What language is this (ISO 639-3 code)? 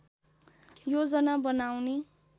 nep